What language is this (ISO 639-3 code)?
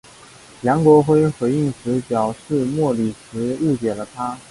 zho